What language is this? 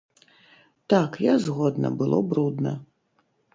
Belarusian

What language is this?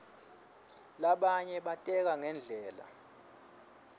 Swati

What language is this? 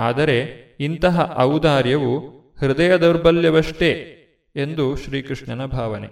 Kannada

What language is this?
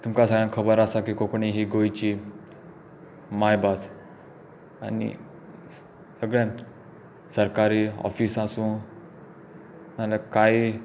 Konkani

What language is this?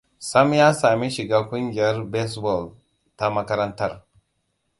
Hausa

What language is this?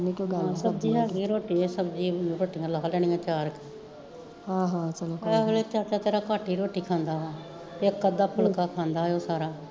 Punjabi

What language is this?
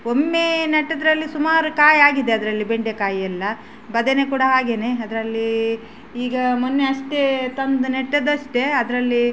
Kannada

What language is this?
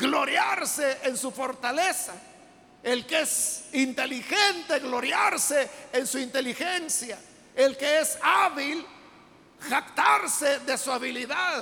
Spanish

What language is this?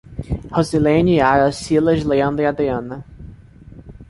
Portuguese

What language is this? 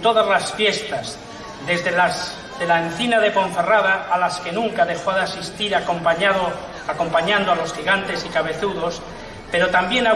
Spanish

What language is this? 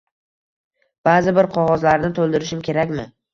Uzbek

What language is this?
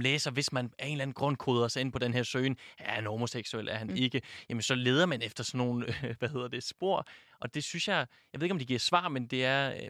Danish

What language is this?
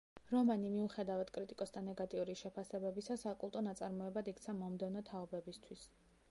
Georgian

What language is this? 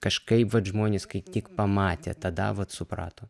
Lithuanian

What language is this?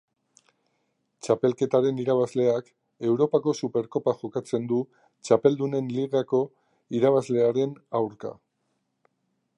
Basque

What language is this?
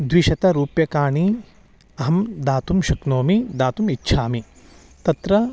Sanskrit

